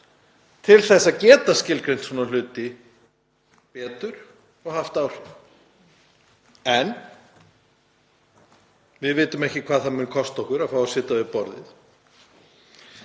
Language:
Icelandic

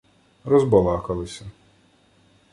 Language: Ukrainian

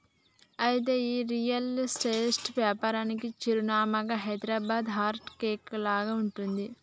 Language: Telugu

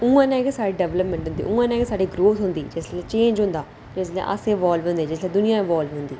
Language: Dogri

